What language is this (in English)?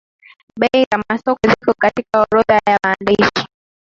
Swahili